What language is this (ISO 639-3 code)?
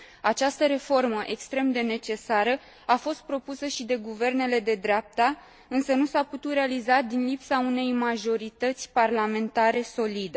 ron